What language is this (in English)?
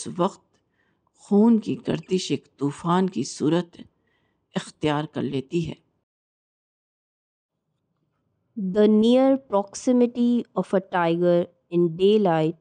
Urdu